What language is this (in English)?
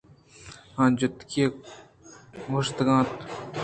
Eastern Balochi